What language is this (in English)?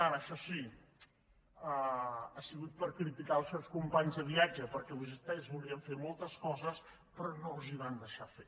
Catalan